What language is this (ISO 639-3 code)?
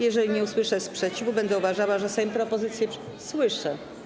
pol